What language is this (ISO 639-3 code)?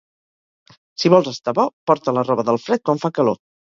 cat